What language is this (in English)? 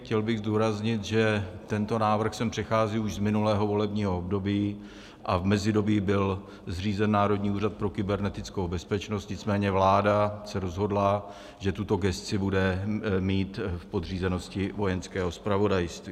Czech